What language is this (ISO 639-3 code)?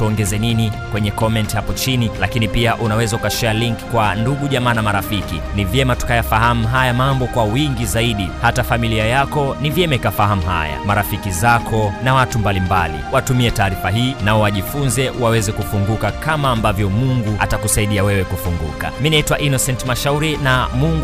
swa